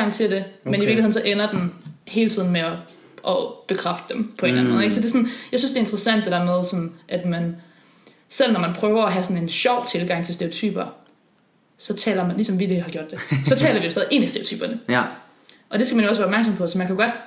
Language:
Danish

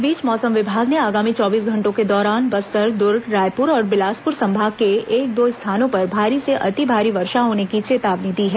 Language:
Hindi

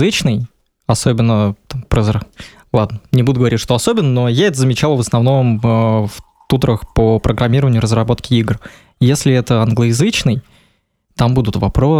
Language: Russian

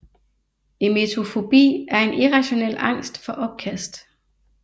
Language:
Danish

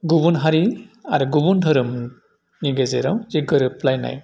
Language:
Bodo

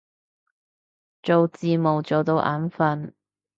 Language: Cantonese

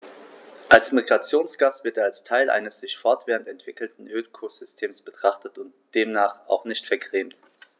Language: German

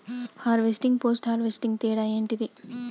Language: Telugu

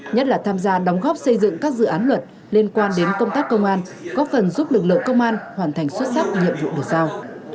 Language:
Vietnamese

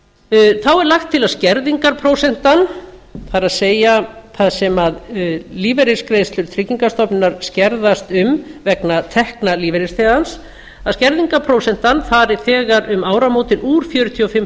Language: Icelandic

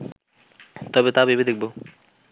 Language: Bangla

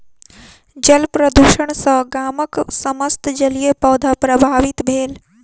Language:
Maithili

